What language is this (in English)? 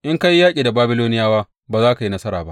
Hausa